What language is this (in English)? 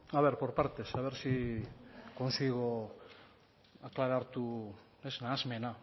Spanish